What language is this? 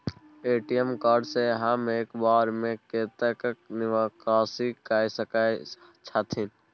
Maithili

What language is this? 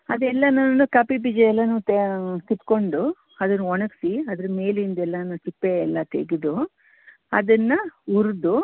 Kannada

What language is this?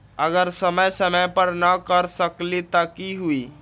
Magahi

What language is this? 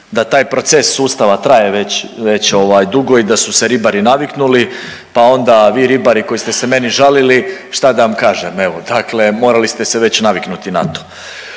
Croatian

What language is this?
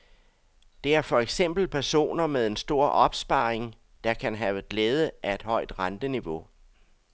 Danish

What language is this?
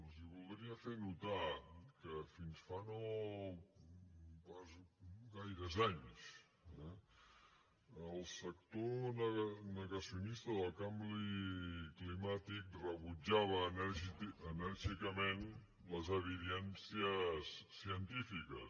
Catalan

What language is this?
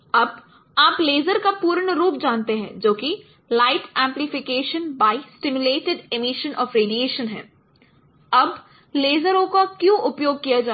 Hindi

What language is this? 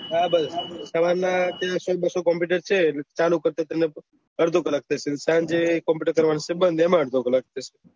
Gujarati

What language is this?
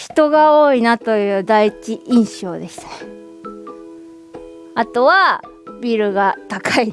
Japanese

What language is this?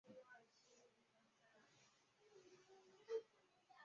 Chinese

